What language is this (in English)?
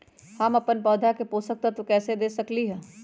Magahi